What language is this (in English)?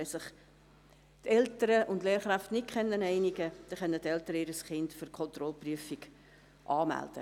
Swiss German